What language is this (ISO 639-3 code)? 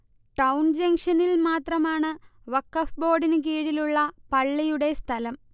mal